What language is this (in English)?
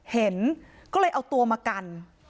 Thai